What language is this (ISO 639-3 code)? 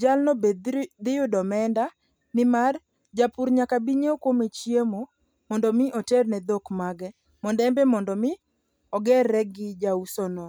luo